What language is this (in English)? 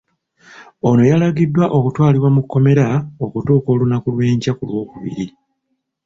Ganda